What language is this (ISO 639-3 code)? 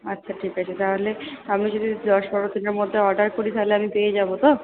ben